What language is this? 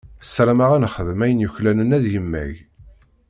Kabyle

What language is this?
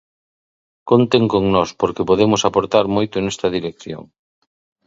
Galician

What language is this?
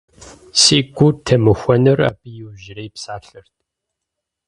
Kabardian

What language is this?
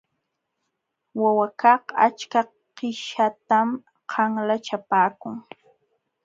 Jauja Wanca Quechua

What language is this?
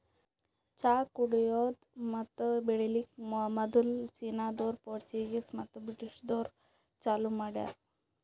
Kannada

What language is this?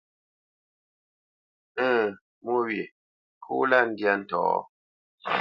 Bamenyam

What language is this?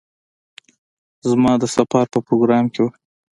Pashto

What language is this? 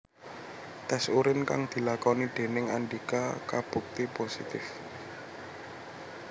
Javanese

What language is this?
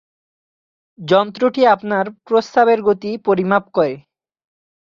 Bangla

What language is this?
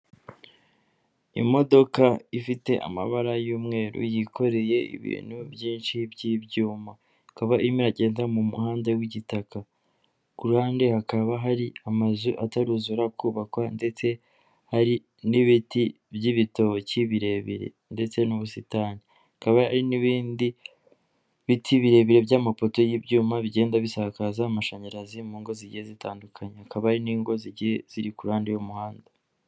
Kinyarwanda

